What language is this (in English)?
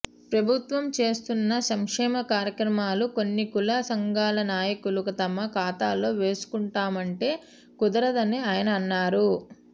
Telugu